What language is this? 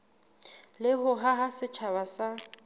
Southern Sotho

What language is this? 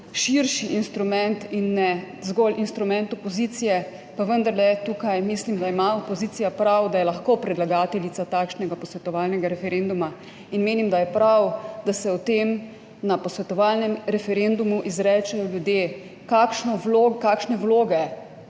Slovenian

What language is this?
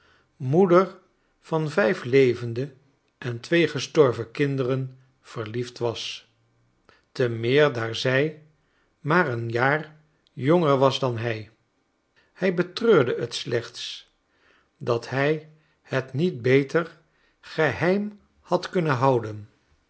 Dutch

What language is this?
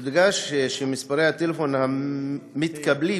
Hebrew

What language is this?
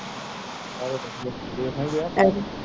Punjabi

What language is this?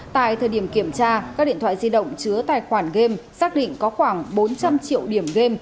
Vietnamese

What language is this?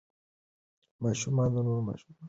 Pashto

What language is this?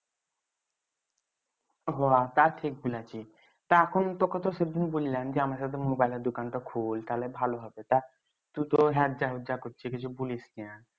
Bangla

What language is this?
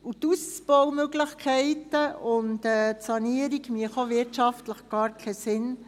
Swiss German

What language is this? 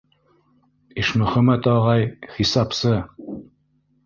Bashkir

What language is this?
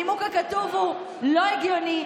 Hebrew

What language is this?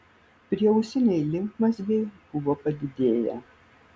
Lithuanian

